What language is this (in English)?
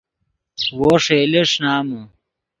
Yidgha